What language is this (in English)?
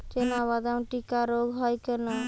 Bangla